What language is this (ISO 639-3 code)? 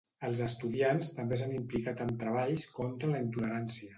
cat